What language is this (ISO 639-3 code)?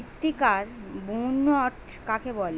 ben